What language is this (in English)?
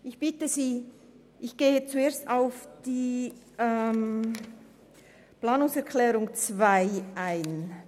Swiss German